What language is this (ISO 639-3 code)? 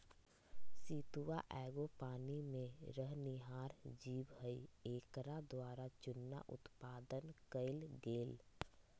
mag